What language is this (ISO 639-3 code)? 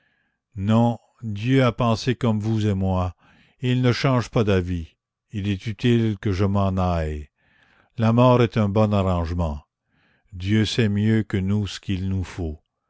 fra